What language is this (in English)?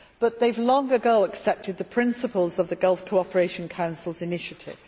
English